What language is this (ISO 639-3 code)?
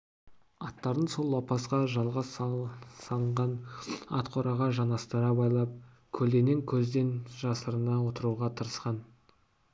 kaz